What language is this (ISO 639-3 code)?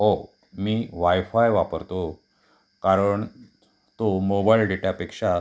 mar